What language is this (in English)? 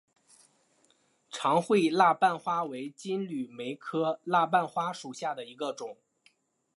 Chinese